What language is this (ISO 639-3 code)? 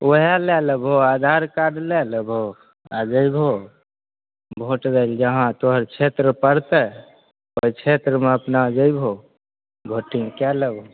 mai